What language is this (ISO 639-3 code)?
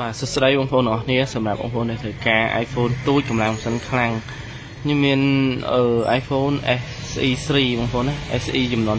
vie